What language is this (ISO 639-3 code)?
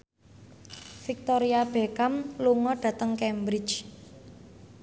jav